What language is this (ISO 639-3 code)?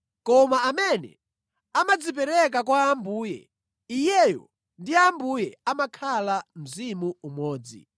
nya